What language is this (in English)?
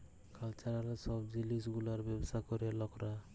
Bangla